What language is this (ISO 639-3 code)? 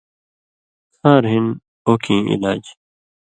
mvy